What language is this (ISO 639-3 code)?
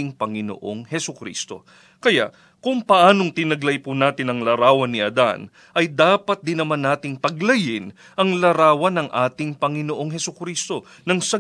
fil